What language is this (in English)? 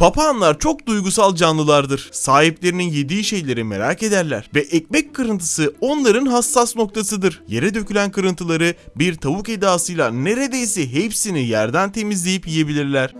Turkish